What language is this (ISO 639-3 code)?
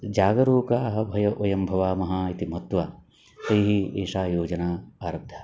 san